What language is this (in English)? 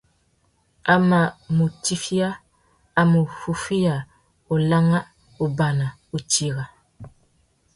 Tuki